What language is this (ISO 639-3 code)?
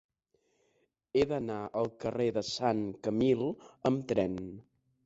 cat